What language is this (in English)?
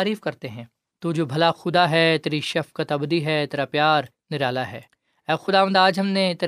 Urdu